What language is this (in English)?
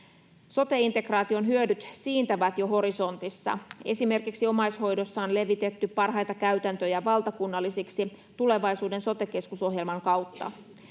Finnish